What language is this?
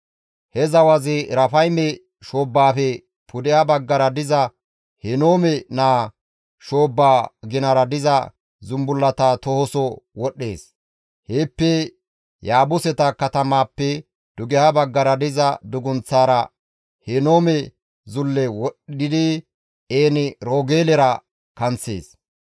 Gamo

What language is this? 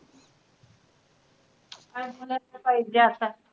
Marathi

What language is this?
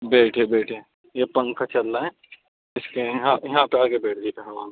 Urdu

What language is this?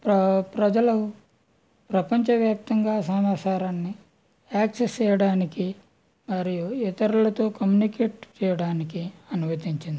Telugu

